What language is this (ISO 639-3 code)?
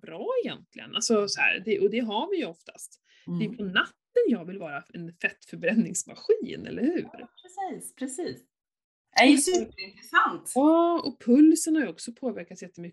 swe